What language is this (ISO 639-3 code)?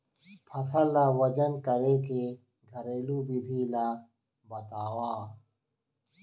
hne